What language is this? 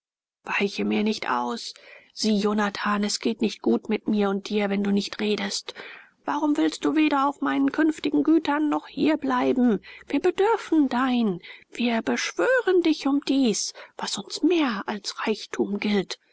German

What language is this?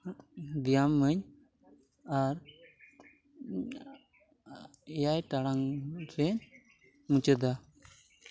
Santali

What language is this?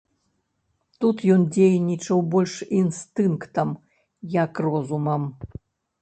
Belarusian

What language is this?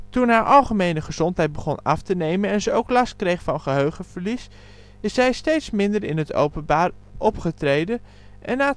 Dutch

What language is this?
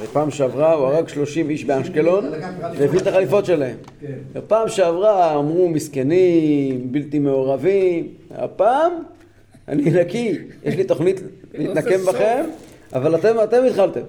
Hebrew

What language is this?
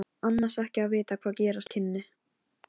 Icelandic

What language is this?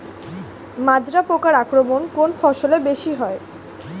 Bangla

